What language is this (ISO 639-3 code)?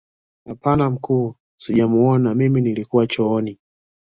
swa